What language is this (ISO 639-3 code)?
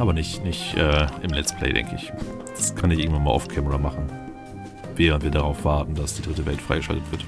deu